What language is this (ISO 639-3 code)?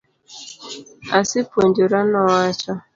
luo